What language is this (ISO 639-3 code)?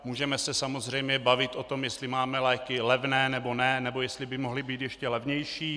ces